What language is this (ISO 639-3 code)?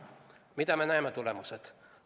est